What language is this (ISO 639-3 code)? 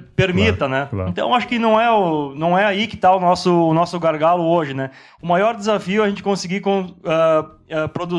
por